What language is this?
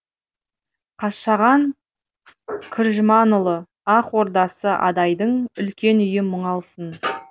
Kazakh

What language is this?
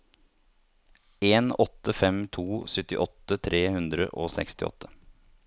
Norwegian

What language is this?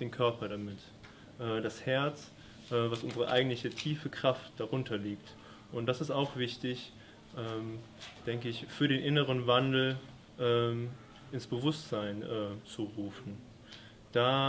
German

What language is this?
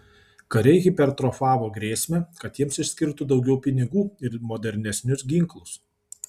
Lithuanian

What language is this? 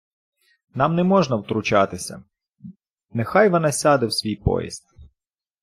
Ukrainian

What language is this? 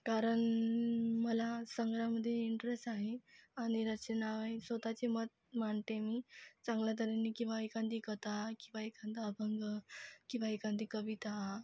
Marathi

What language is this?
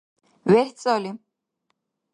Dargwa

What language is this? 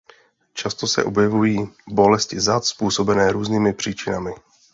Czech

